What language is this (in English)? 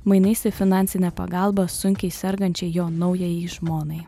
Lithuanian